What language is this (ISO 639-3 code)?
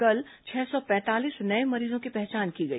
hin